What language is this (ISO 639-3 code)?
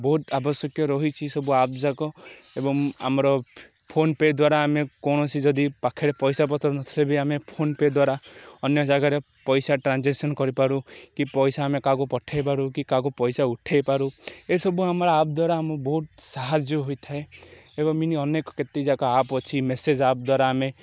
ori